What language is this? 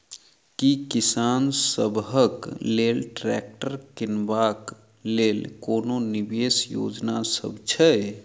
Maithili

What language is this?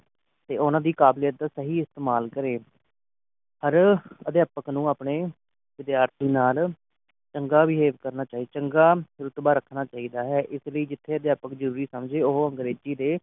Punjabi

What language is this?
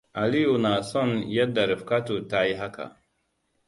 Hausa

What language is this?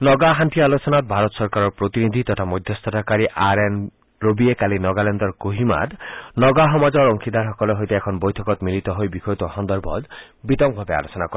Assamese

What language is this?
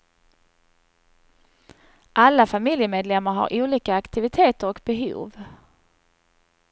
Swedish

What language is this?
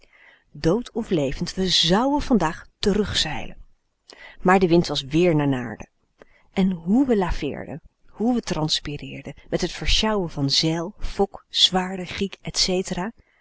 Dutch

